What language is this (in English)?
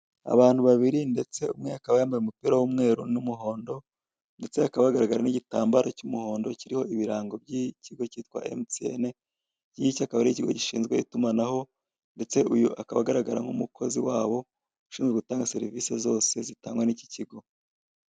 Kinyarwanda